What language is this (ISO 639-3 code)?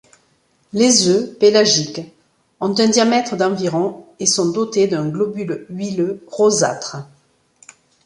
fra